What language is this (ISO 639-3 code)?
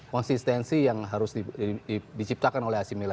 ind